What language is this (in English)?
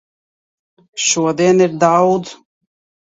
Latvian